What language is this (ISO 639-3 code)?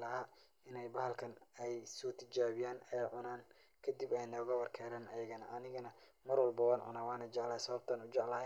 som